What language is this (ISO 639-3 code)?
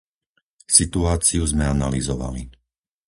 slk